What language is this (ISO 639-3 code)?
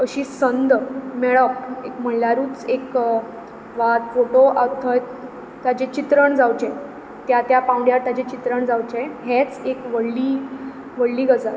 kok